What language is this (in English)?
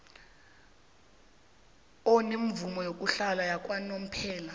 South Ndebele